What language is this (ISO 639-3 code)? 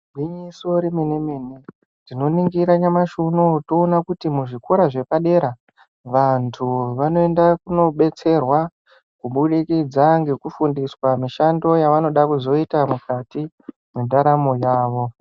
ndc